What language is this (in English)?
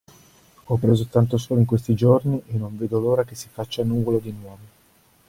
Italian